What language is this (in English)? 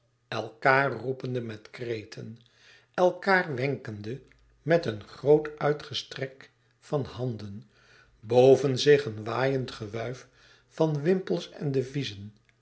Dutch